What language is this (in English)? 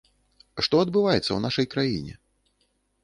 Belarusian